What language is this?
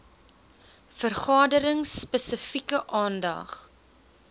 Afrikaans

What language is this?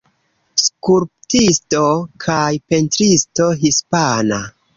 Esperanto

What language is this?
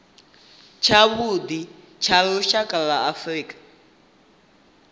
Venda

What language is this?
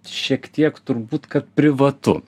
Lithuanian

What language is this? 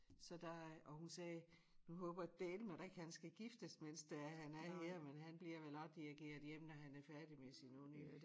Danish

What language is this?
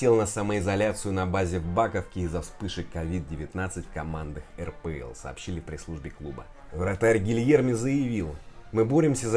Russian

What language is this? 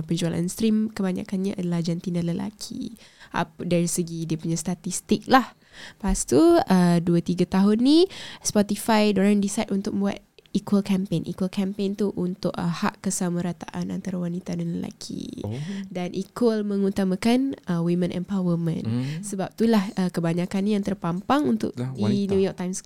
Malay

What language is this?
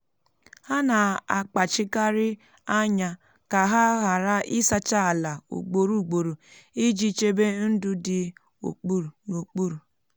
Igbo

